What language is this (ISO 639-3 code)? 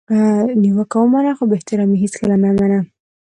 pus